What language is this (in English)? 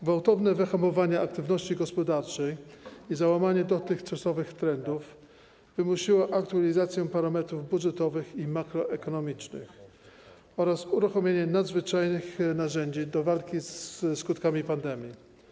Polish